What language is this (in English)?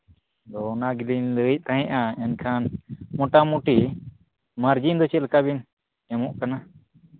Santali